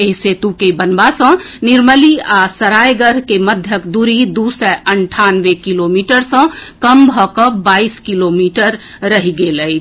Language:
Maithili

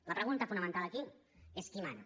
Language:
Catalan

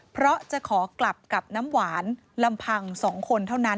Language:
Thai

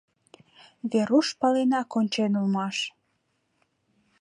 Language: Mari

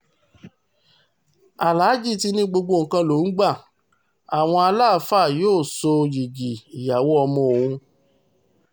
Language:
Yoruba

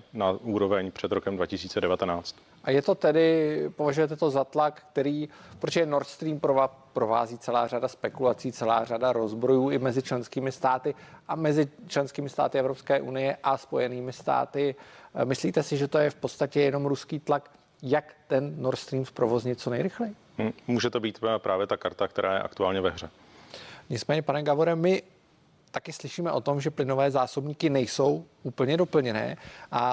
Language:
Czech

